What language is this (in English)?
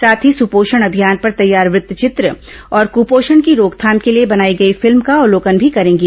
Hindi